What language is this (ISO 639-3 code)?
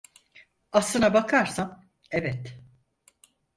tur